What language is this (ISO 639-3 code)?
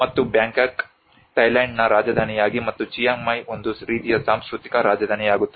kan